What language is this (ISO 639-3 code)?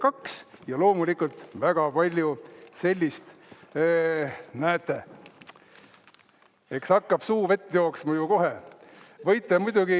est